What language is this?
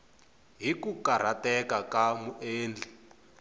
Tsonga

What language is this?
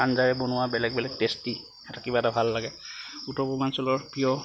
Assamese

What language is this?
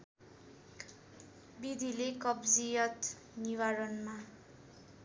Nepali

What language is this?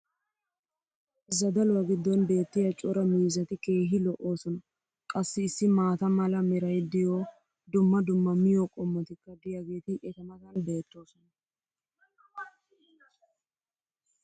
Wolaytta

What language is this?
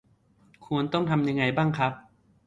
Thai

